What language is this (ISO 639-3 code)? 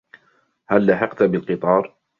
ara